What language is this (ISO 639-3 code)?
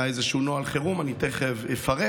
heb